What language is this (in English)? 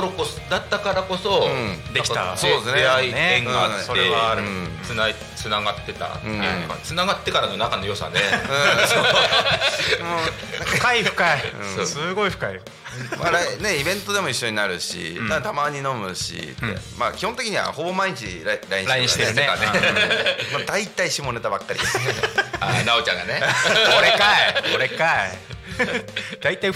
Japanese